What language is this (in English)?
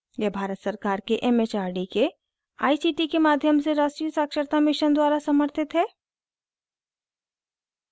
Hindi